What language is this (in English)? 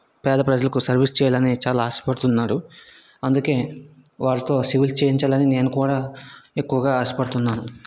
Telugu